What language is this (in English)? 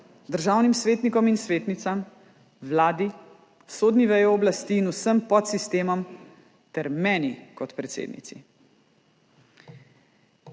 Slovenian